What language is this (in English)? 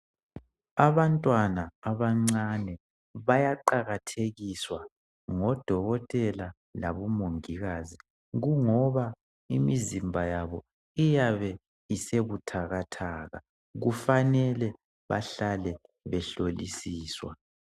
North Ndebele